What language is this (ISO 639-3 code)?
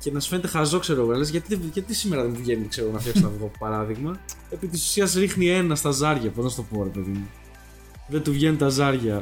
ell